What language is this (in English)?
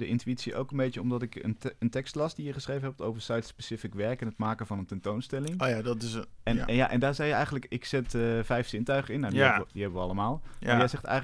Dutch